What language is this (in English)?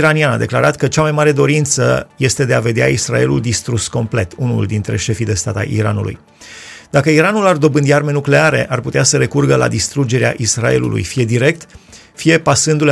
Romanian